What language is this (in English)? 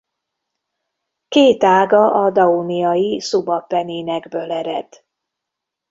Hungarian